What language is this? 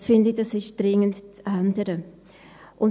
Swiss German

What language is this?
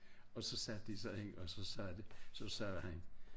Danish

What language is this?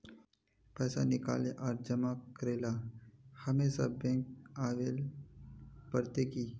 Magahi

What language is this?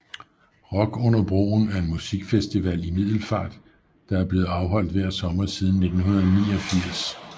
Danish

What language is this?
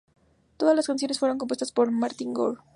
Spanish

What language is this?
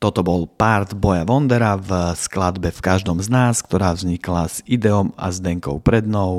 Slovak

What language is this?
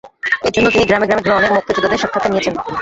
Bangla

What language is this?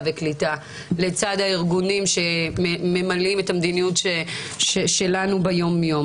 Hebrew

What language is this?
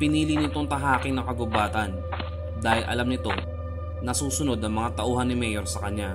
Filipino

